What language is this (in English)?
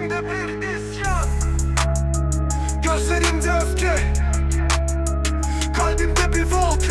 Turkish